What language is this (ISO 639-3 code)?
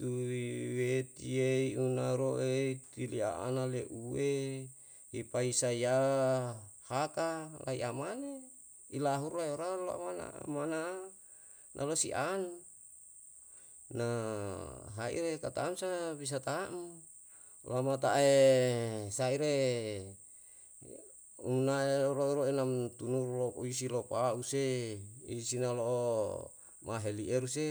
jal